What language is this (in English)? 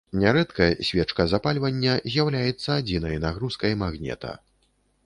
Belarusian